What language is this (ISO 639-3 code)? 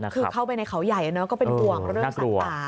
tha